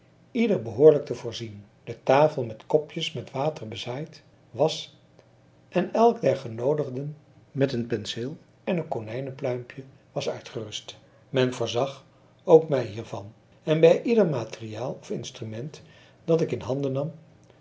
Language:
Dutch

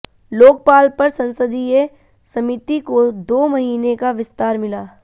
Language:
Hindi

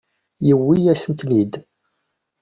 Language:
Kabyle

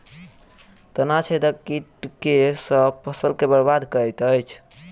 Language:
Maithili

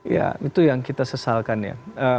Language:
Indonesian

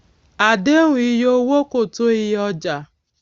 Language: Yoruba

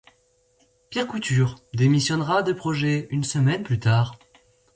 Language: French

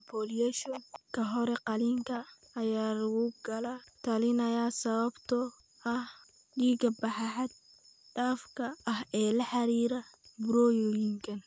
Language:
Somali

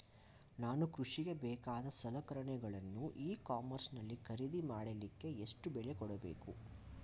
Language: Kannada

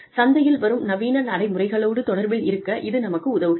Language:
Tamil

